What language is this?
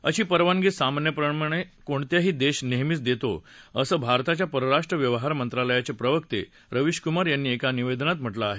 Marathi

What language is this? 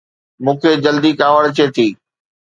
Sindhi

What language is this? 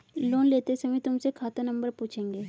Hindi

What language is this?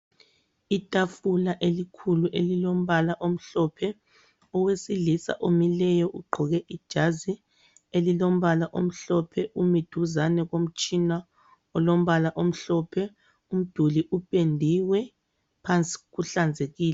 North Ndebele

